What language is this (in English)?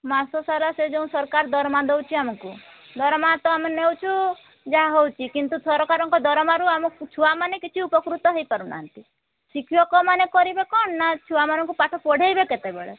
Odia